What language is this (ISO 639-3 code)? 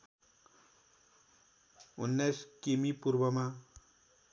nep